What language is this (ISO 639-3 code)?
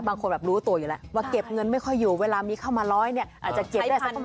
tha